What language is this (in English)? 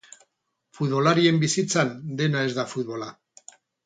Basque